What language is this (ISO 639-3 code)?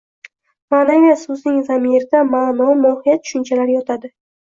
uzb